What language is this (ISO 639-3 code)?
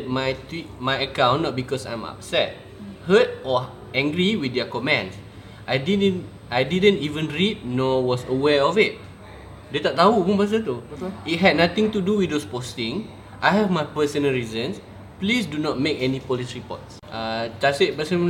msa